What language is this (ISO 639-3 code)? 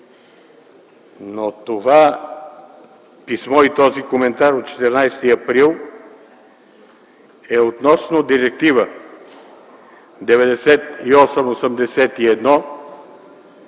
bul